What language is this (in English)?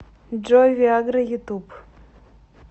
Russian